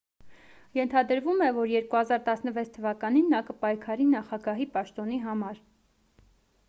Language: Armenian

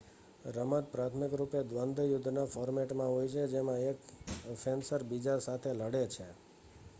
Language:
Gujarati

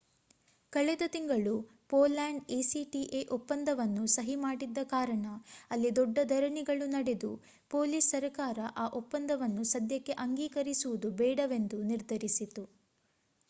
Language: Kannada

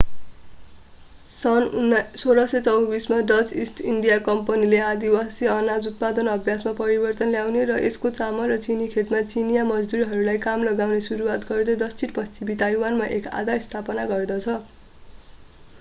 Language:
Nepali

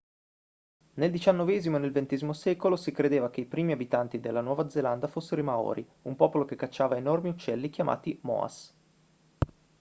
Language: Italian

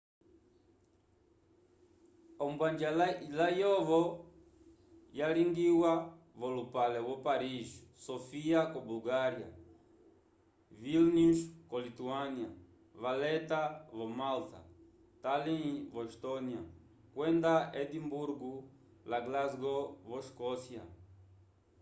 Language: Umbundu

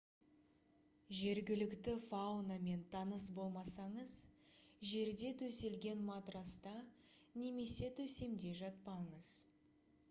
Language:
Kazakh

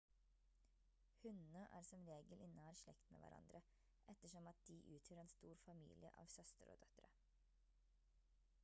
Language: Norwegian Bokmål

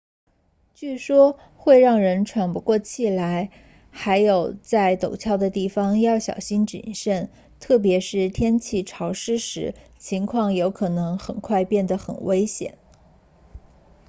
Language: Chinese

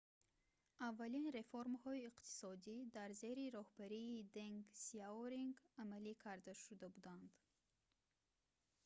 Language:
Tajik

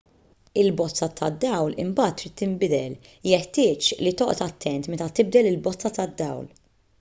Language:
Maltese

